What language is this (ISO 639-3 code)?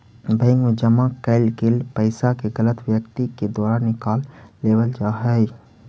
mag